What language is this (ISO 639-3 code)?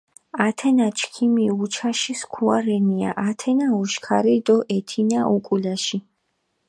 xmf